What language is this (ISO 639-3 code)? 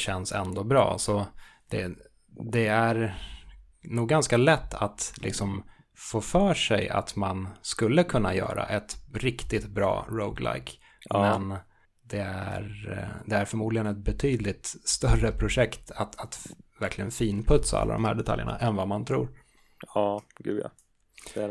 swe